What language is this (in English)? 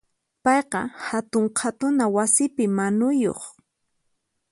Puno Quechua